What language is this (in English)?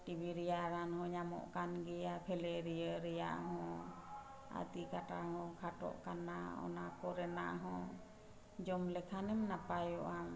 Santali